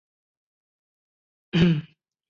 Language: Chinese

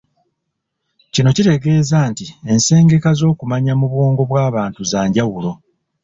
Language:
Ganda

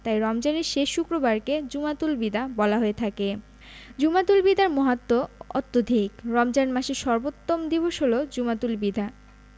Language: Bangla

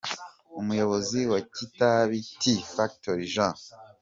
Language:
Kinyarwanda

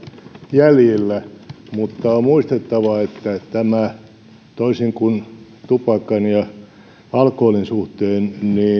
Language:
Finnish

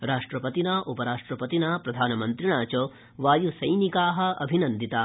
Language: Sanskrit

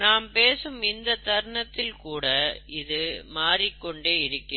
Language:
Tamil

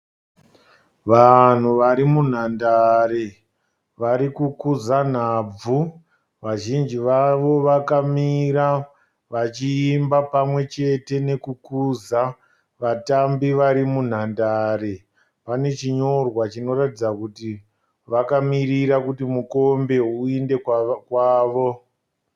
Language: Shona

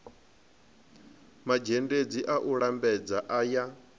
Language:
Venda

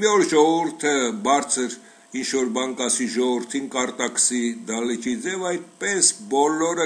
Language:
Romanian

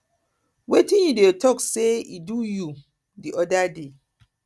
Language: Nigerian Pidgin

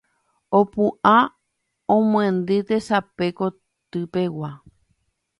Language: Guarani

